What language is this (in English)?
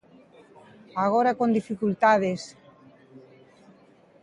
Galician